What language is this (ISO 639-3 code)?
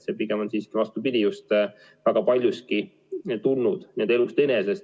est